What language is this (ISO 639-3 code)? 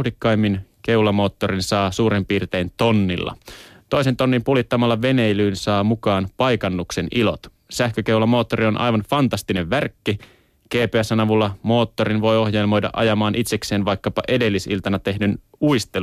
fin